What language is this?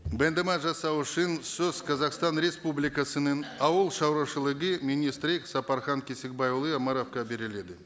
Kazakh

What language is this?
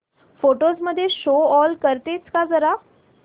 Marathi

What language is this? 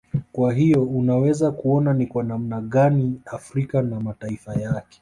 Swahili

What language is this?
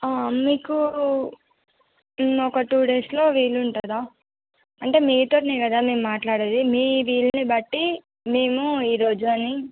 Telugu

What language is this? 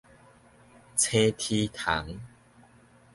Min Nan Chinese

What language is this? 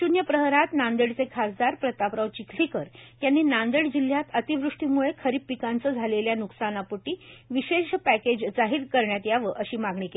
Marathi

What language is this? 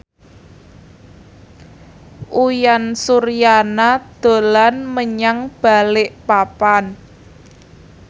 Javanese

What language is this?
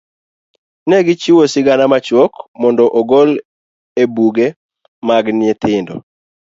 Luo (Kenya and Tanzania)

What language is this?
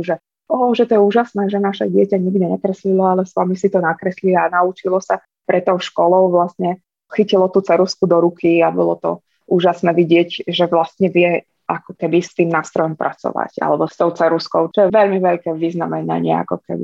Slovak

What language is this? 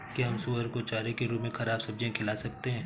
Hindi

